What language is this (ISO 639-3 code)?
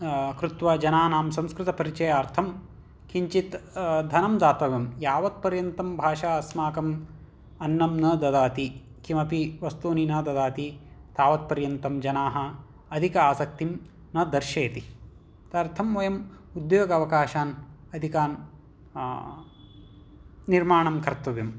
san